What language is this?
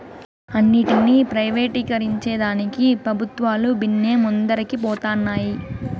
Telugu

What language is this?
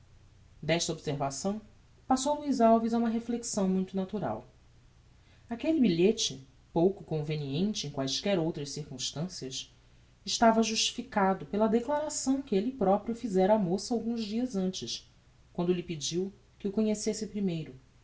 Portuguese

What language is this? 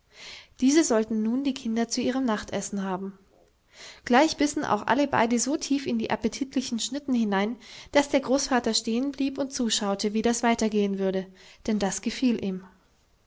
German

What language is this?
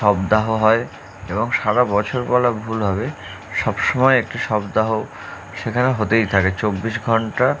Bangla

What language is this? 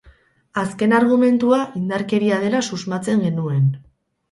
Basque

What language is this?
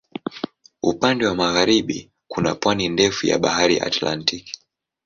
Swahili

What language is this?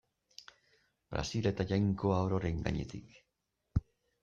Basque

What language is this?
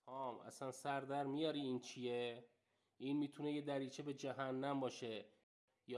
Persian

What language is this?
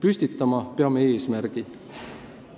Estonian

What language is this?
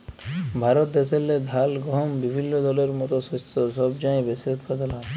Bangla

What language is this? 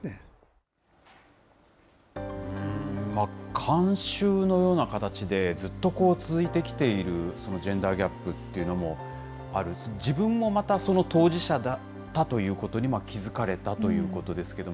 Japanese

